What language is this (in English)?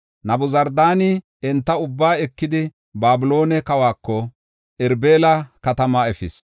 Gofa